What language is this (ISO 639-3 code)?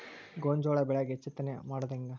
kan